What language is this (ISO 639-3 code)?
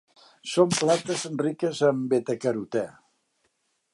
cat